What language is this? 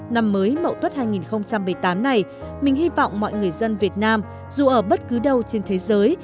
Vietnamese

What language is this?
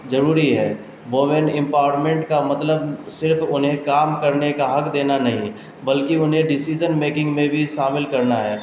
Urdu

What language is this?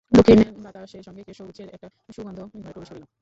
Bangla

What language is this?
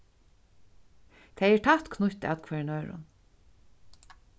Faroese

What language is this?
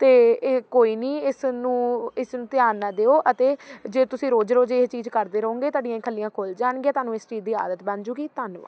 Punjabi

